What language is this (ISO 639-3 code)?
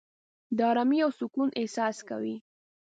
pus